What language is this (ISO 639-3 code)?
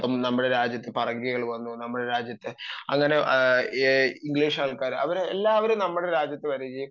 mal